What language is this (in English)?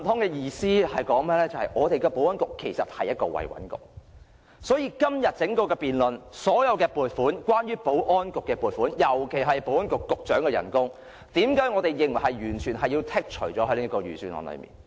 Cantonese